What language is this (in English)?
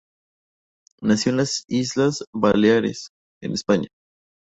Spanish